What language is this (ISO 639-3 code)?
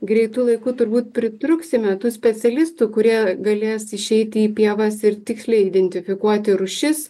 lit